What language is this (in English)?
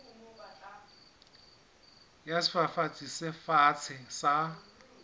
Southern Sotho